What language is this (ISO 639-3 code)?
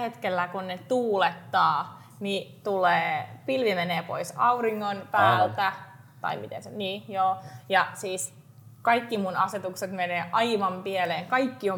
fin